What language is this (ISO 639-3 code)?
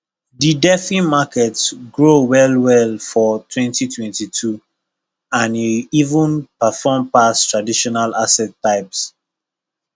pcm